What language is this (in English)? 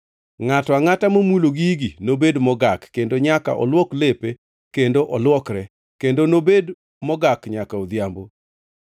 Luo (Kenya and Tanzania)